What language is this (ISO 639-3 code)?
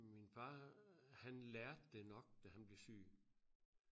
dan